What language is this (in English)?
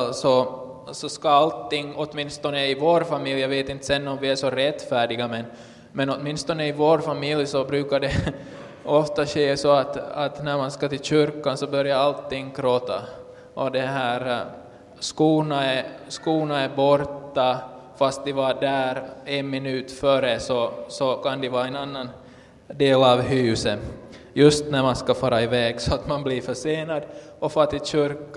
Swedish